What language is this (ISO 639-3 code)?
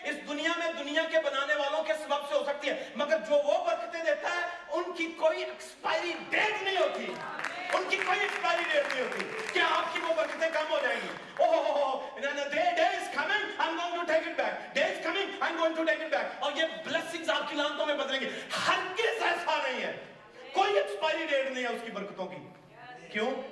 urd